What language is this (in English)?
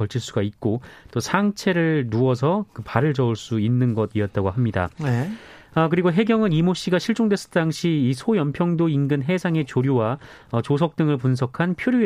Korean